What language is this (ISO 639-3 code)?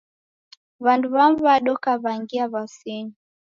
dav